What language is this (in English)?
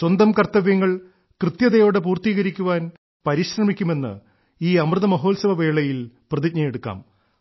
Malayalam